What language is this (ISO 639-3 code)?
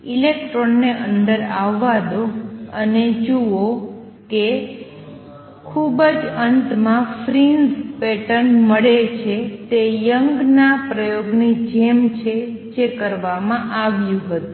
guj